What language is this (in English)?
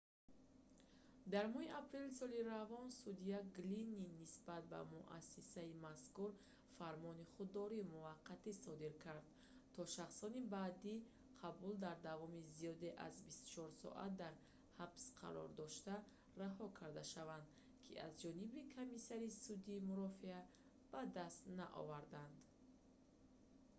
Tajik